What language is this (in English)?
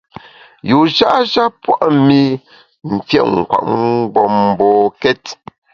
Bamun